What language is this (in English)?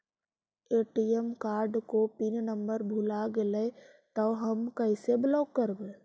Magahi